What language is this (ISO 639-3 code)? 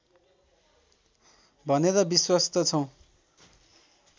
nep